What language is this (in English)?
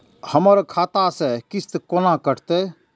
Maithili